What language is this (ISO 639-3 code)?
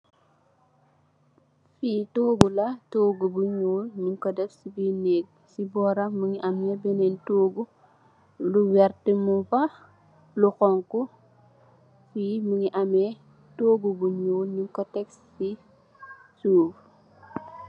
wol